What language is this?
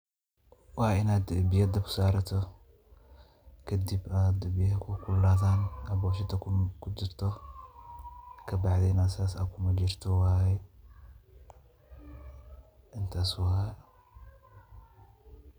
Somali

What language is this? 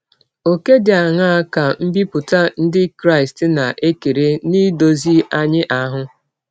Igbo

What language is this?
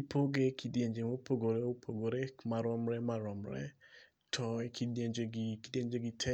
Luo (Kenya and Tanzania)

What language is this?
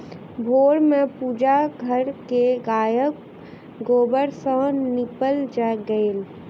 Maithili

